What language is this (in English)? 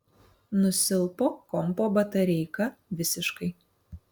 Lithuanian